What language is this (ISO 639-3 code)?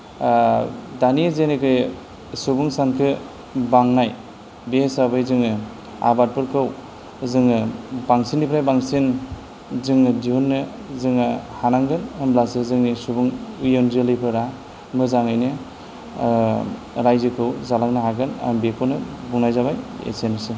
brx